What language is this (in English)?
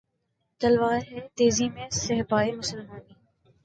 Urdu